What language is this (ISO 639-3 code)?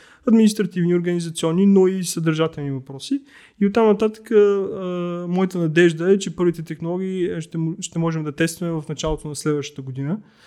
bul